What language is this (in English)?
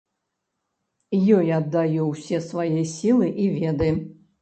Belarusian